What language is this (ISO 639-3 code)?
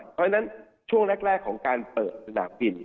tha